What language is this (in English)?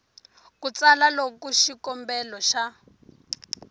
Tsonga